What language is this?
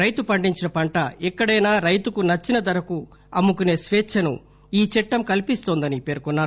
Telugu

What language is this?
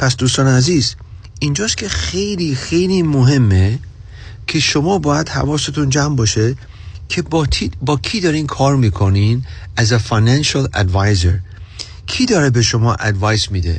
Persian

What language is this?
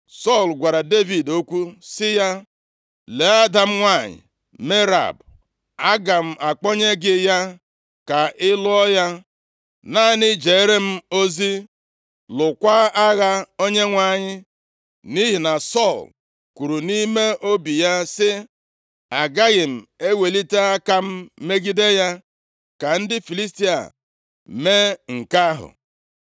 Igbo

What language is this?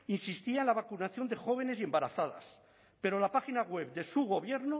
Spanish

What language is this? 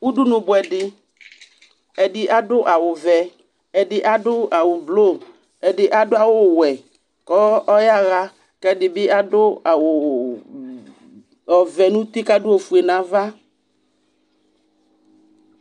Ikposo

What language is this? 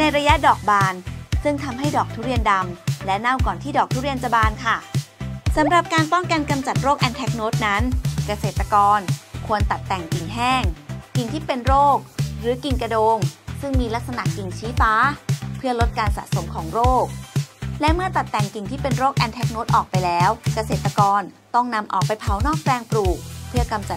Thai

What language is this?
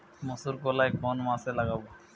Bangla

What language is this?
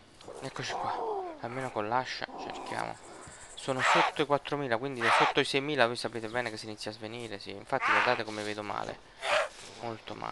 Italian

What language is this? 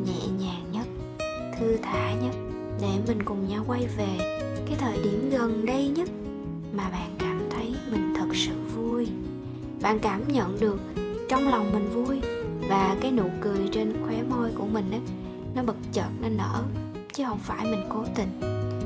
Vietnamese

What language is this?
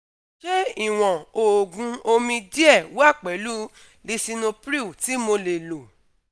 Yoruba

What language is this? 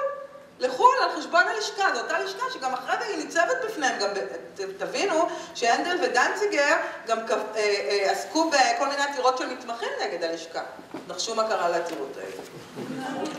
Hebrew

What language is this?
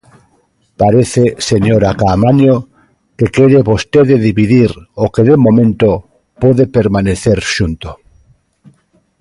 Galician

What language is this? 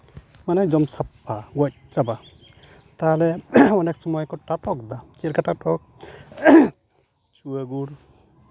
Santali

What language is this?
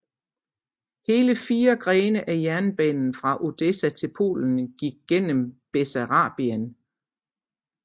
Danish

